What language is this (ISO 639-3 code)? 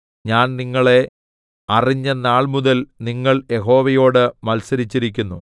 mal